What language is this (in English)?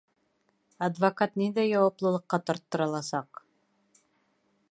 Bashkir